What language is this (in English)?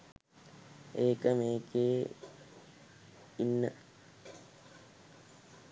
Sinhala